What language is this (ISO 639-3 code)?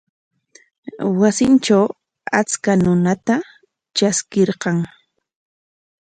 qwa